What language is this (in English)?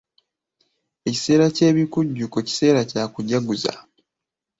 Ganda